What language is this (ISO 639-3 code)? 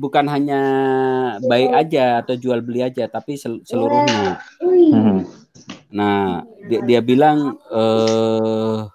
ind